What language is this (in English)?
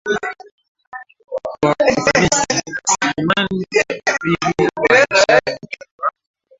Swahili